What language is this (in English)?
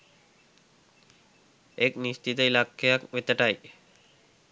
Sinhala